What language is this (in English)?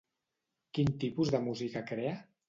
Catalan